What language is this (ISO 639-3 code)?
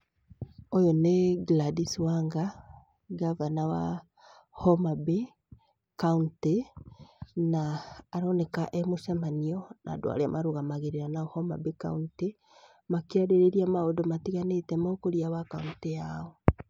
kik